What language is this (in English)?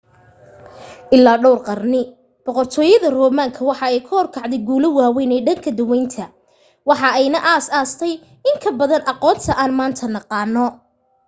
Somali